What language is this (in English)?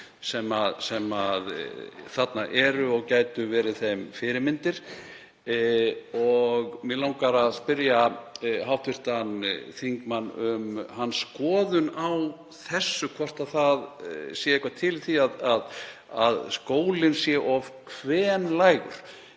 Icelandic